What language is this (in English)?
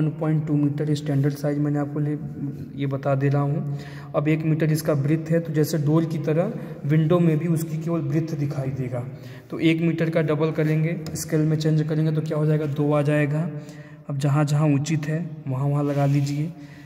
Hindi